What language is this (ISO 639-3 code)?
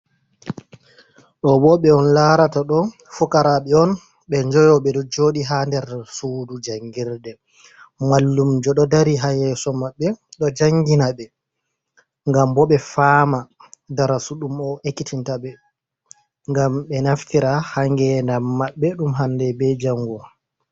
ful